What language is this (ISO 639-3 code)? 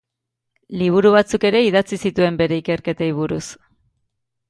eus